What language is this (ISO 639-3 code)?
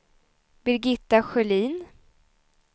swe